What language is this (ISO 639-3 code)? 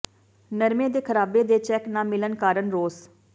pan